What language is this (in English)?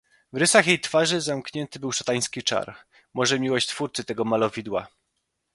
Polish